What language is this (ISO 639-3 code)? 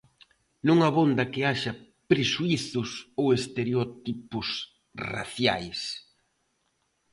glg